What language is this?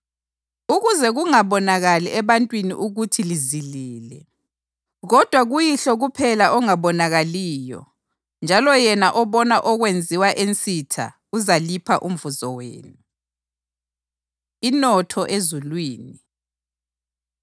North Ndebele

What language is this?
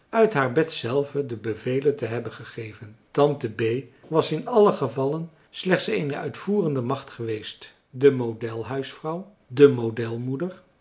Dutch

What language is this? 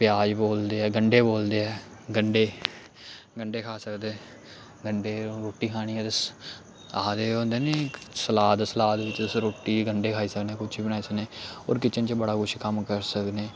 Dogri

